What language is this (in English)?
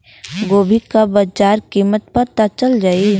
Bhojpuri